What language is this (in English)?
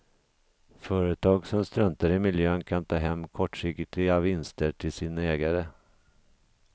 Swedish